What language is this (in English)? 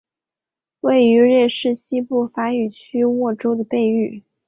Chinese